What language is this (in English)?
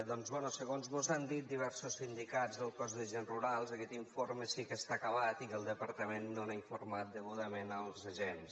Catalan